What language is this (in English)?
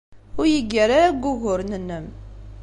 Kabyle